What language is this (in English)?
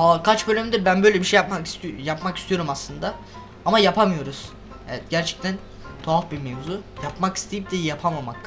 Turkish